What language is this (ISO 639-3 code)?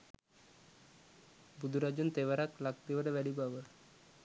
sin